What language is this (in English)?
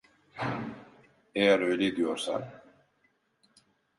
Turkish